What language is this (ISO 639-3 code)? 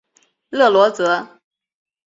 zho